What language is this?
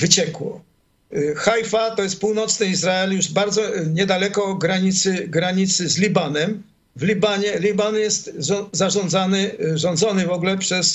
Polish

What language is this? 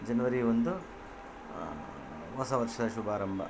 Kannada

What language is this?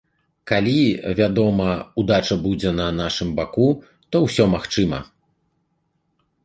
Belarusian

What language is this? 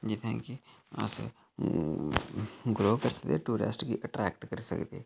Dogri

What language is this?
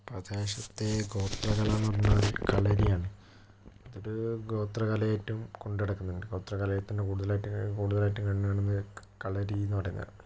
Malayalam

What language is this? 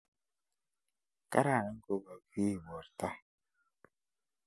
Kalenjin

